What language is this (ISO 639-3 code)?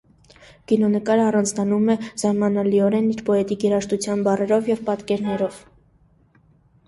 hye